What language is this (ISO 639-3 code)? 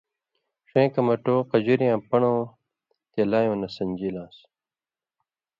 mvy